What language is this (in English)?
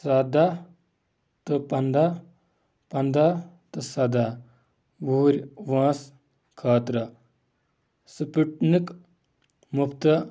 Kashmiri